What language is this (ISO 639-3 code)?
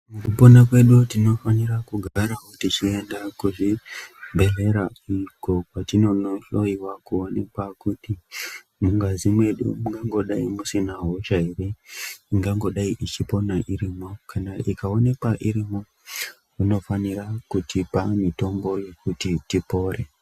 ndc